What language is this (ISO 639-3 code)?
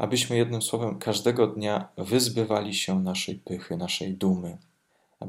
pol